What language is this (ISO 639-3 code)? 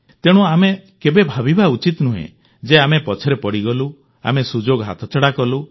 ori